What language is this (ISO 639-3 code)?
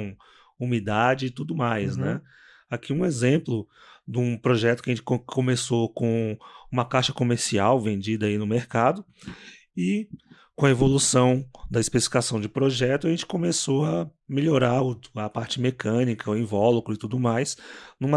por